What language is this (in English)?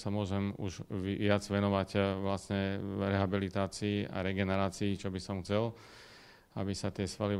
Slovak